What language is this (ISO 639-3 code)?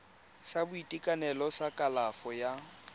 tsn